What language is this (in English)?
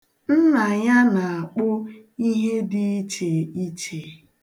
Igbo